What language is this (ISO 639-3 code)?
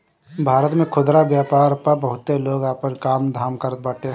bho